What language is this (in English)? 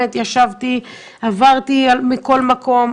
Hebrew